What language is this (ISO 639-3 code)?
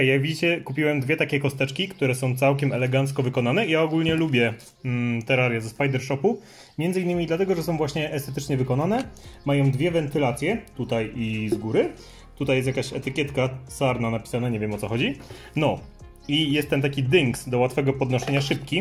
pol